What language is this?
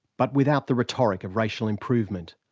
English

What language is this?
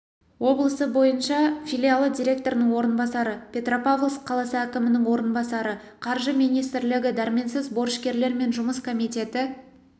Kazakh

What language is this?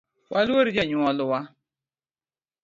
Luo (Kenya and Tanzania)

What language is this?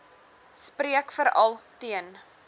Afrikaans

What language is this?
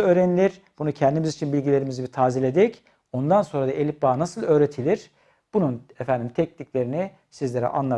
Turkish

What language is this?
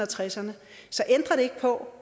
Danish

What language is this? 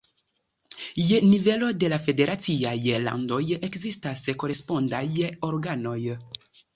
Esperanto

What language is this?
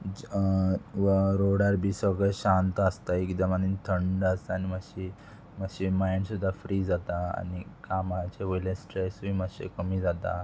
Konkani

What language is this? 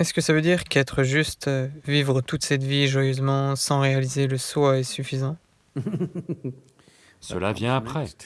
French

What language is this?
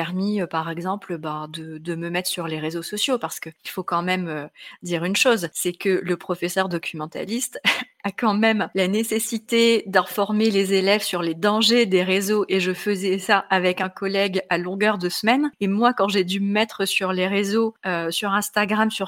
French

